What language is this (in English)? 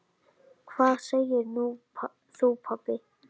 Icelandic